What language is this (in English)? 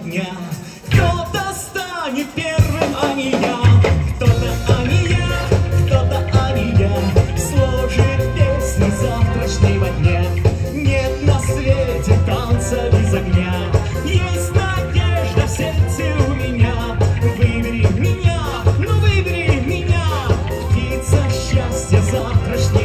Russian